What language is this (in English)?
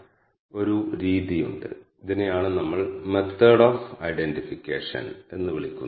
Malayalam